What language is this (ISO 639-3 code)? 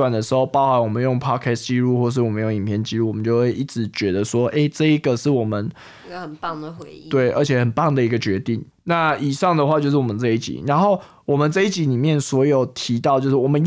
zho